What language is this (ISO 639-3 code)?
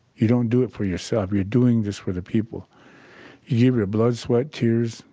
eng